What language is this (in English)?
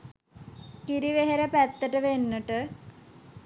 Sinhala